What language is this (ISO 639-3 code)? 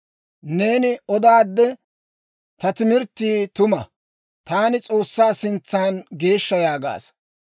dwr